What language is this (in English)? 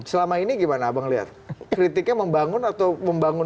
Indonesian